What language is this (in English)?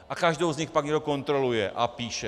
Czech